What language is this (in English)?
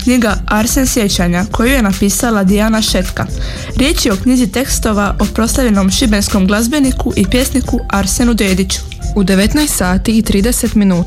Croatian